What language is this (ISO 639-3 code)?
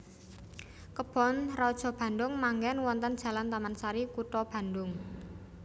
jav